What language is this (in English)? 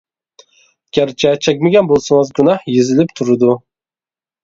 Uyghur